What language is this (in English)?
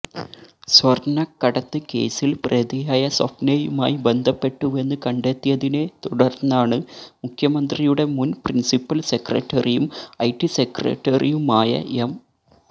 Malayalam